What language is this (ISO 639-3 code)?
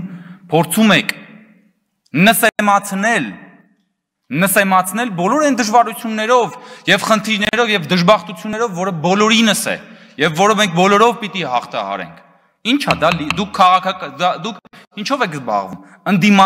ron